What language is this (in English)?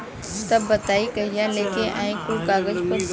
Bhojpuri